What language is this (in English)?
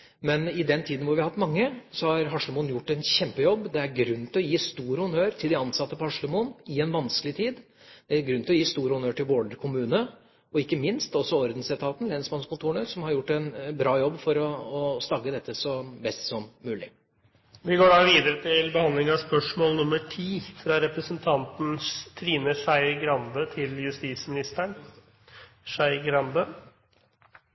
Norwegian Bokmål